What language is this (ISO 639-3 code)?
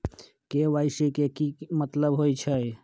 mag